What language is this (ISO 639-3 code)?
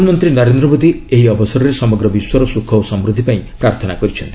ori